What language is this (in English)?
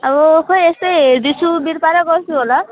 Nepali